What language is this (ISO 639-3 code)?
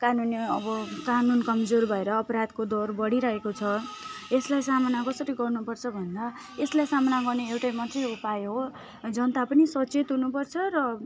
nep